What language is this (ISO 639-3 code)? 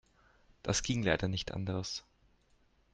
deu